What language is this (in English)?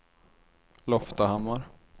Swedish